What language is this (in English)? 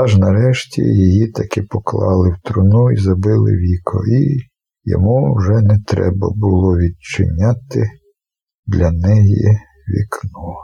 Ukrainian